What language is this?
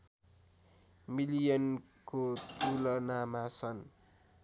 Nepali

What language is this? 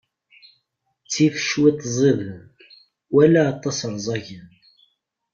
Kabyle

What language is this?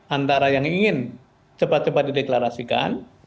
Indonesian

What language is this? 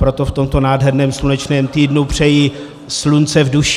Czech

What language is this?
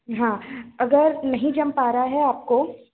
Hindi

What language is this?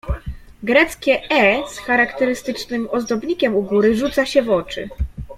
Polish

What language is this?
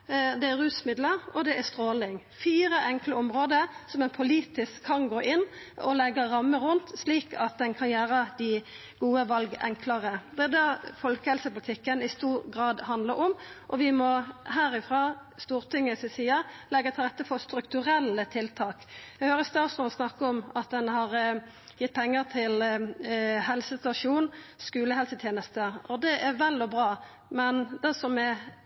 Norwegian Nynorsk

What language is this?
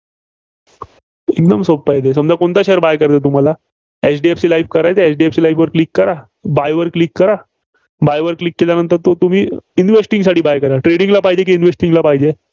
Marathi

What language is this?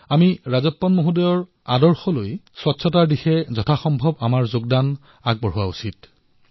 Assamese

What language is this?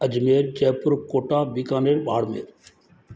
Sindhi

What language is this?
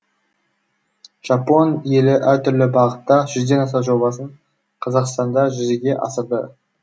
Kazakh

